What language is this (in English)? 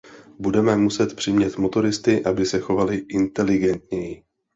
Czech